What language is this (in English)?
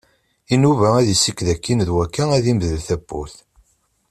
Kabyle